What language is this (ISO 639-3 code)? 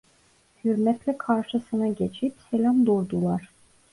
tur